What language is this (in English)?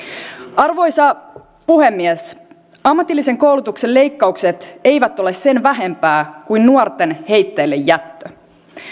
Finnish